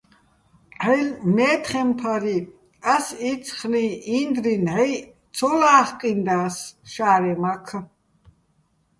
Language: Bats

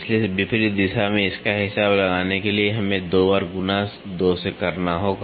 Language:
Hindi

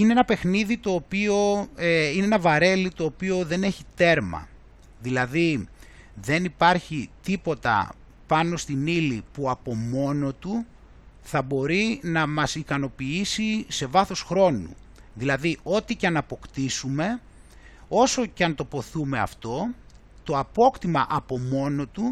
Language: Greek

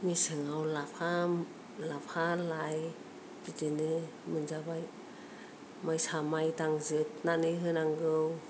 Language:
Bodo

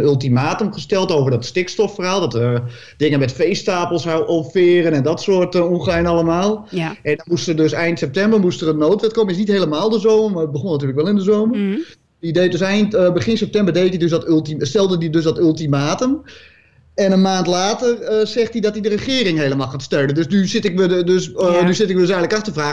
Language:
Dutch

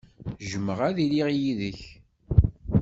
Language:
Kabyle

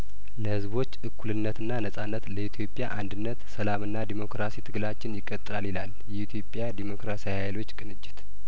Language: Amharic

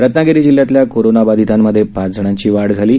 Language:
Marathi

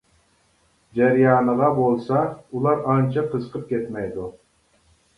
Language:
Uyghur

